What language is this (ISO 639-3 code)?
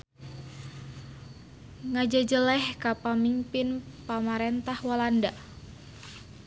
sun